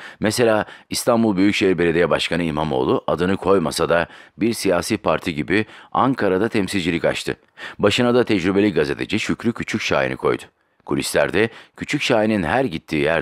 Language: Turkish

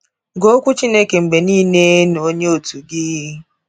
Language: Igbo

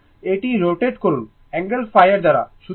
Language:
Bangla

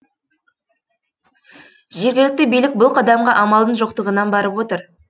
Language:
Kazakh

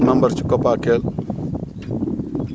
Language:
Wolof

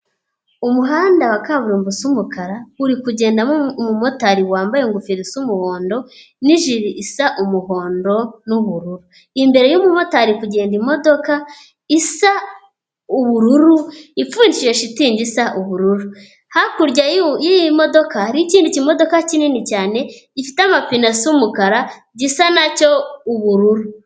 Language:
Kinyarwanda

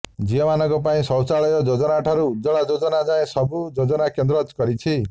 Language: Odia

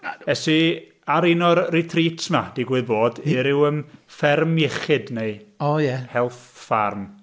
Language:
Welsh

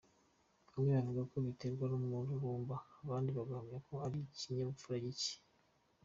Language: Kinyarwanda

